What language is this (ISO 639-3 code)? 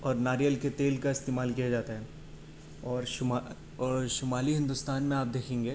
urd